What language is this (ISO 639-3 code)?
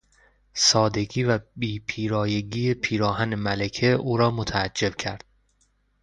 fas